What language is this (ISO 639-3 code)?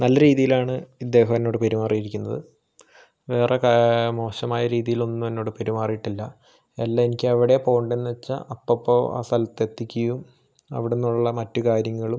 mal